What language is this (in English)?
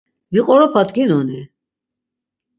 Laz